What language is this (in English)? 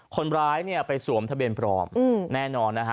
Thai